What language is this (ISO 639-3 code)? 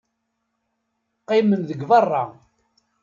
kab